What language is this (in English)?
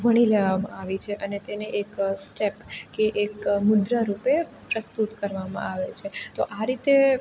Gujarati